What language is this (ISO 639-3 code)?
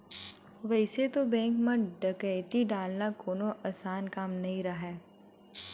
hne